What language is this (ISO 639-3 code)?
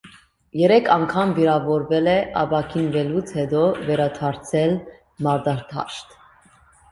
hye